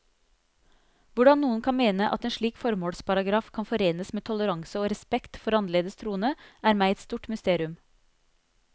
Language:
Norwegian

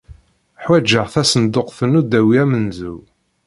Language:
Kabyle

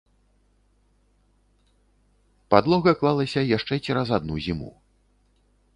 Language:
Belarusian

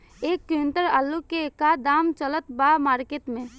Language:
Bhojpuri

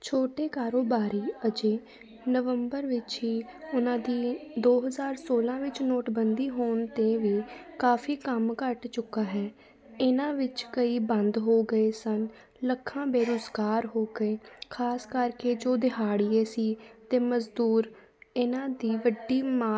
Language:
Punjabi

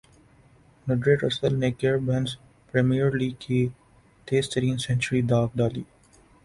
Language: Urdu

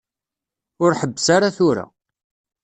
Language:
Kabyle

